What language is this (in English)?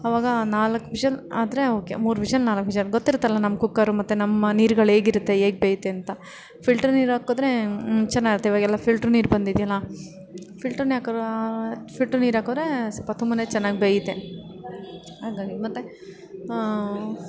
Kannada